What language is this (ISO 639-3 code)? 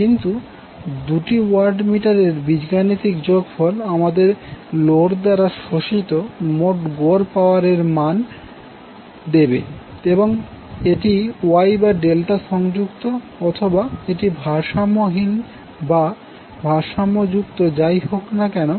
ben